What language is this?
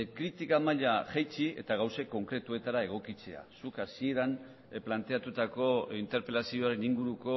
Basque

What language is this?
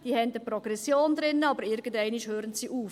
Swiss German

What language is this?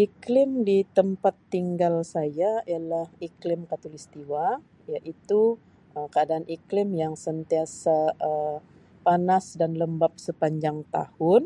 Sabah Malay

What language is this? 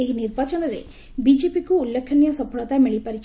Odia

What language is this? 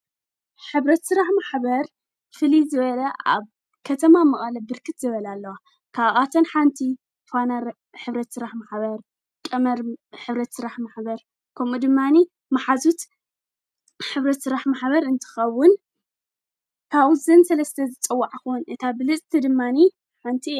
Tigrinya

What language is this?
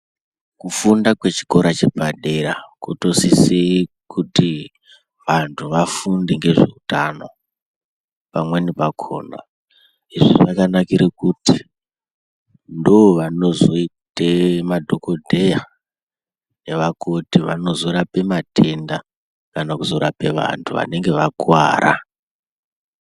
Ndau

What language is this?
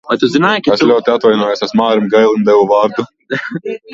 Latvian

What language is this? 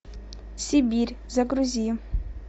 Russian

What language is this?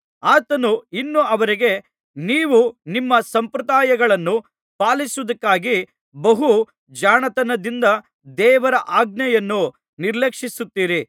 Kannada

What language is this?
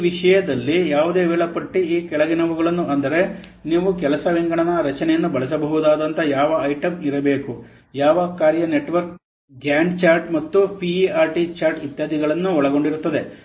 Kannada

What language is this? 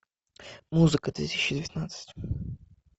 Russian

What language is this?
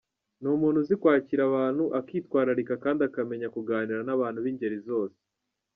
Kinyarwanda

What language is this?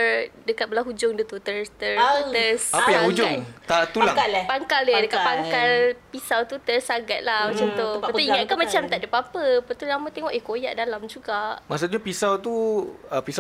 Malay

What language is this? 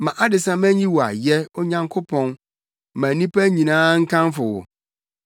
Akan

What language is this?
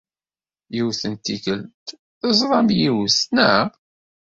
Kabyle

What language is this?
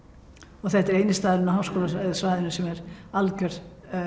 Icelandic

